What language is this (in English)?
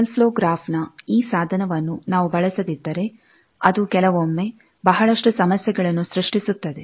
Kannada